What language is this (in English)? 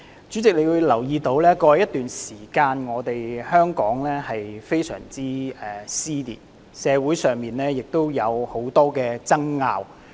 Cantonese